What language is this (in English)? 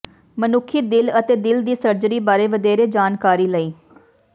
Punjabi